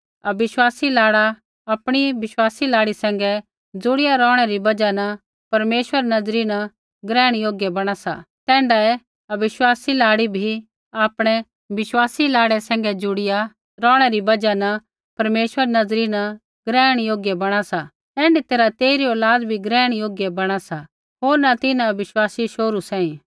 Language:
Kullu Pahari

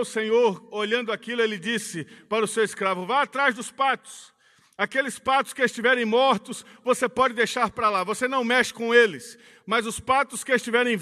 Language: Portuguese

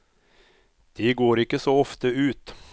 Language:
Norwegian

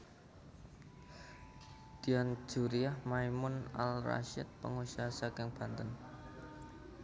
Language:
Javanese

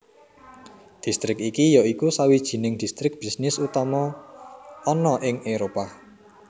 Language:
Javanese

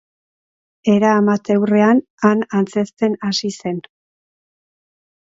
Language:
Basque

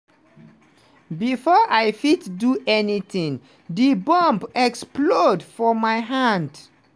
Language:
Nigerian Pidgin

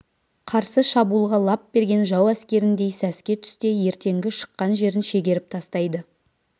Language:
Kazakh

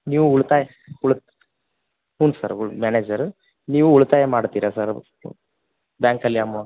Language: Kannada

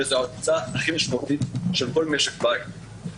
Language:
Hebrew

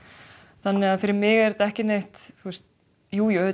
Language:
Icelandic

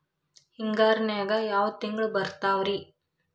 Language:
Kannada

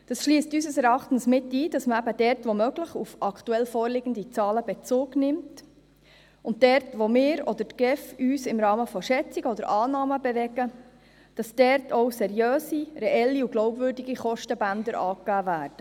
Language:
Swiss German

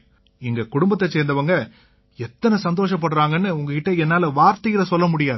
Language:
Tamil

